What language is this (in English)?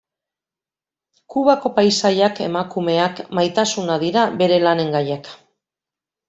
Basque